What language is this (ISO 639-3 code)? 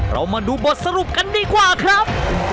tha